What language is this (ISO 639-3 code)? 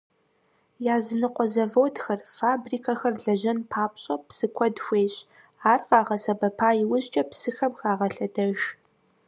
kbd